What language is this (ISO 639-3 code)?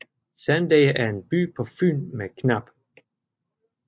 dan